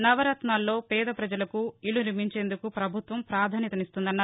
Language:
Telugu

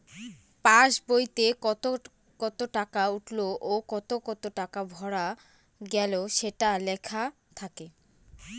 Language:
Bangla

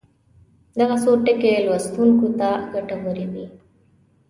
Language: Pashto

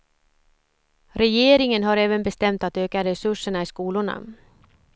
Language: Swedish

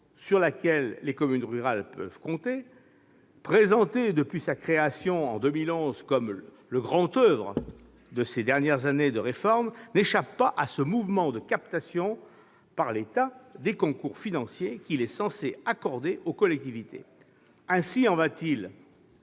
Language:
French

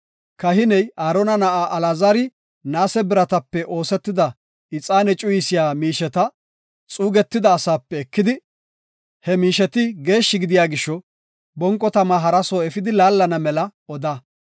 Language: Gofa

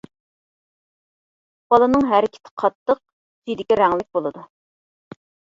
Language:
Uyghur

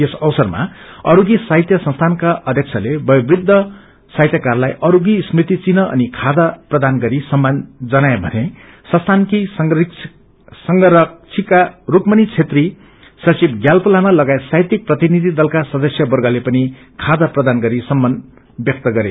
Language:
Nepali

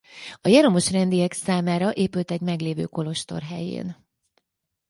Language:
Hungarian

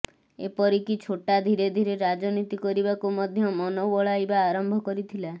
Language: Odia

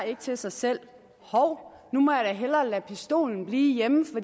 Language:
Danish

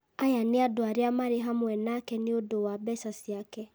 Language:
Kikuyu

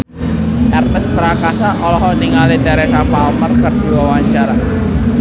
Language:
Sundanese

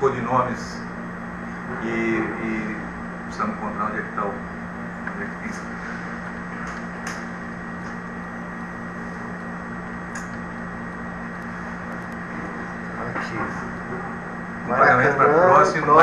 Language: Portuguese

